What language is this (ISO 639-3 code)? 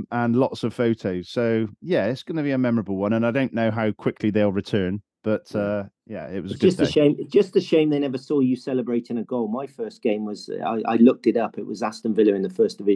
eng